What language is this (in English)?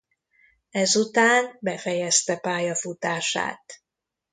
Hungarian